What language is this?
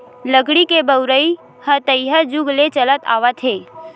Chhattisgarhi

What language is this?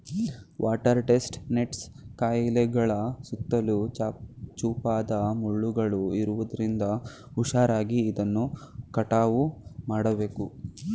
Kannada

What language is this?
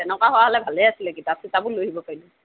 Assamese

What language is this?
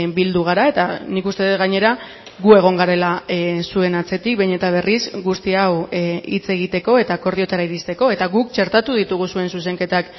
Basque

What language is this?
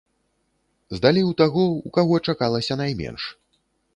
Belarusian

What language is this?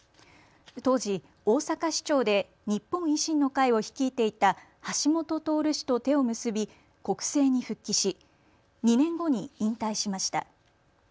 Japanese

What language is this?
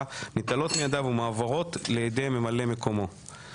Hebrew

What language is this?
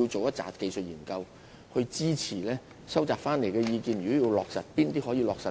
Cantonese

